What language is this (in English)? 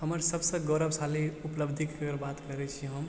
Maithili